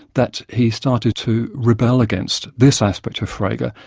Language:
English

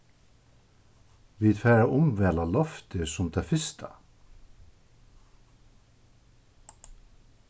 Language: Faroese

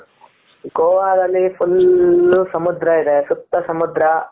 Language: Kannada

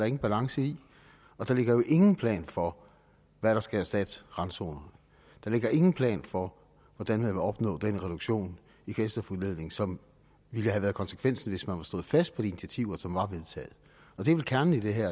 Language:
Danish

